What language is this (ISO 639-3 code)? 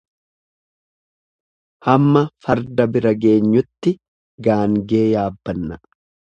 orm